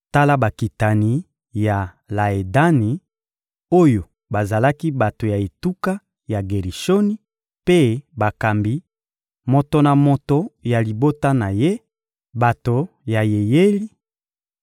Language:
Lingala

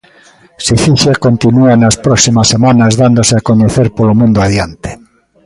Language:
Galician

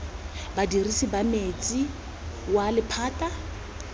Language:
Tswana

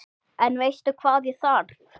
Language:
Icelandic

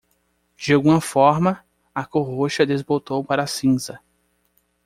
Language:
Portuguese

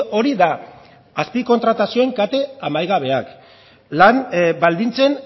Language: Basque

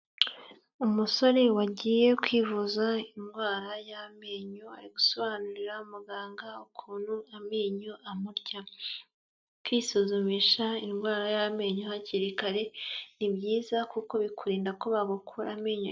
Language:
Kinyarwanda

